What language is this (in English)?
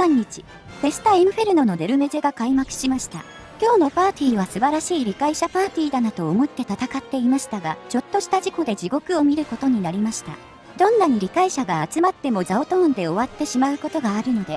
Japanese